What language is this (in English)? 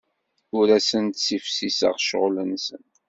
Kabyle